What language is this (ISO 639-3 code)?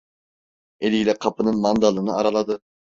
tur